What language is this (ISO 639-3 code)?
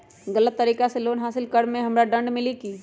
mag